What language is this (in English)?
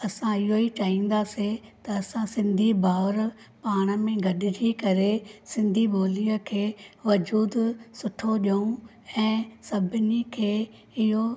Sindhi